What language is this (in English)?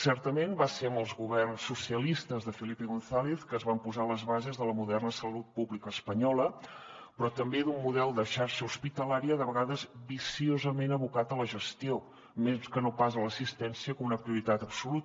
Catalan